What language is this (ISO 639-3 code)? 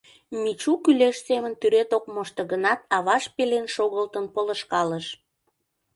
chm